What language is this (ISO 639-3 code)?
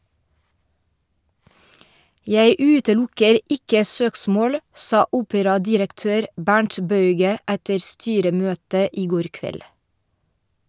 nor